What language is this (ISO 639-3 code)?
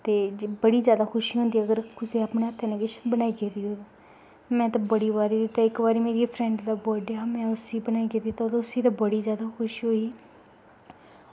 doi